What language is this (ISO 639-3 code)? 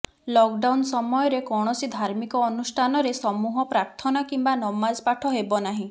ori